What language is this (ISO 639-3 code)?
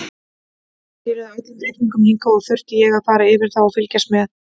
isl